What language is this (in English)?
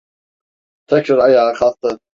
Turkish